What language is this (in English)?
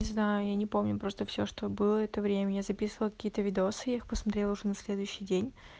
Russian